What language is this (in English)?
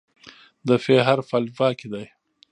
Pashto